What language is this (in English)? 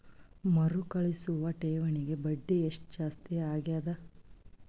Kannada